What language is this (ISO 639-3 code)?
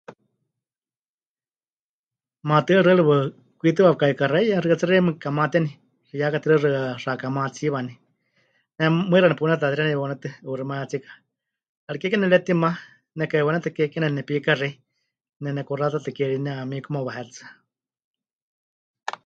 hch